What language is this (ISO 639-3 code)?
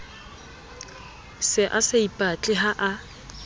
sot